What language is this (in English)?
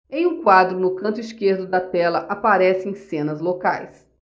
Portuguese